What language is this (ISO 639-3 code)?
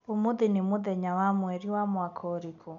kik